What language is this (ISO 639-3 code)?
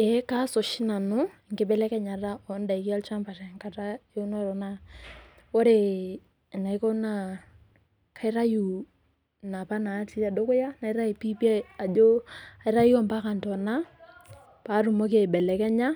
mas